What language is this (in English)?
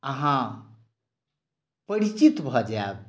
Maithili